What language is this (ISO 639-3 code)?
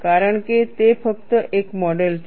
guj